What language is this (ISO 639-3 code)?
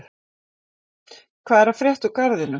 isl